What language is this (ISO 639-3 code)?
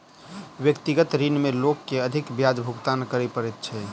mai